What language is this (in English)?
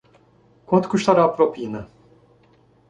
Portuguese